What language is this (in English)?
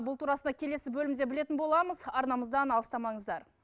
Kazakh